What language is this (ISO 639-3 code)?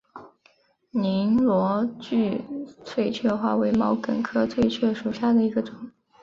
zho